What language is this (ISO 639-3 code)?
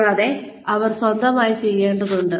mal